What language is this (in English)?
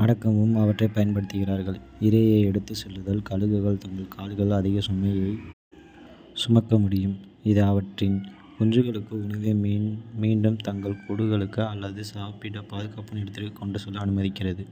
Kota (India)